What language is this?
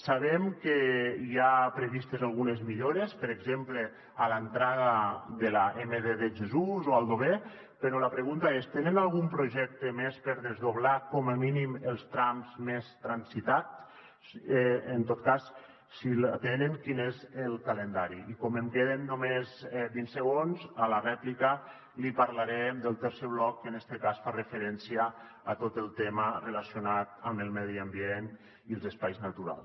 Catalan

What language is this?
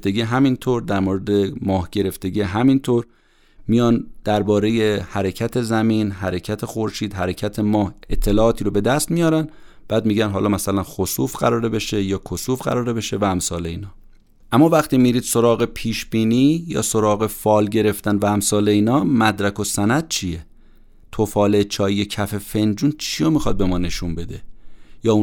Persian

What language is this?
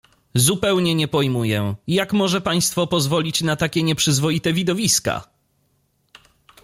Polish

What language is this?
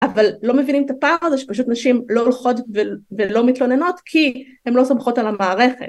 Hebrew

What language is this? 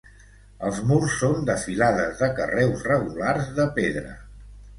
Catalan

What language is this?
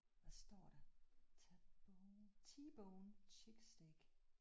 Danish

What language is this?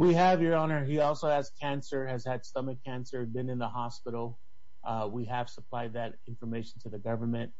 English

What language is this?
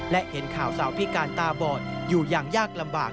Thai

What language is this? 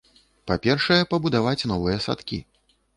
Belarusian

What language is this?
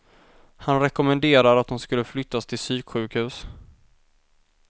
Swedish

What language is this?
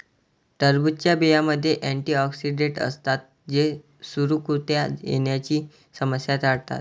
Marathi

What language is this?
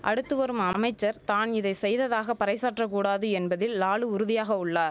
Tamil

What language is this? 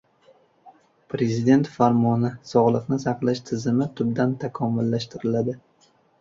Uzbek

